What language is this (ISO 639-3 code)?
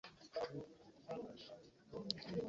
lug